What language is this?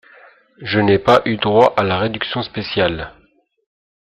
French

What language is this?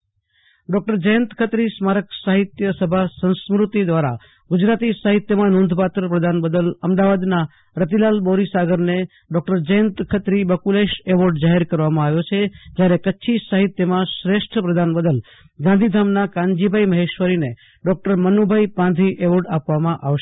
Gujarati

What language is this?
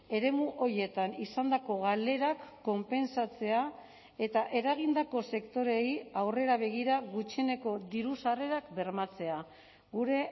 Basque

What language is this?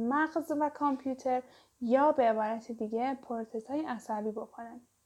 Persian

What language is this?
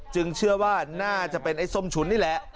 Thai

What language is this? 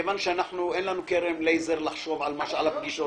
Hebrew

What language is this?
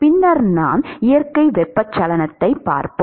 Tamil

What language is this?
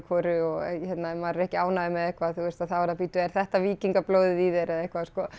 Icelandic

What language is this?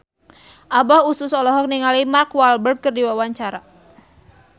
Sundanese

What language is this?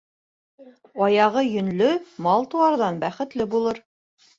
Bashkir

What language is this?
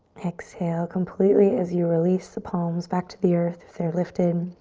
English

